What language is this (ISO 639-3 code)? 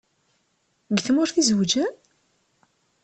kab